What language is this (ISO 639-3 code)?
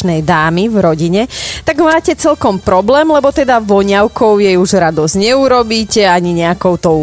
slk